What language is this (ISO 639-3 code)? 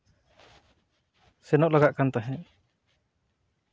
sat